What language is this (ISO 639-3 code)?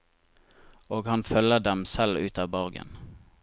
nor